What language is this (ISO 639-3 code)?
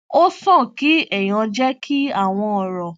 yor